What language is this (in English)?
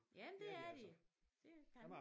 Danish